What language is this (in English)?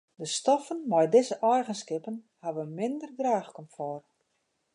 Western Frisian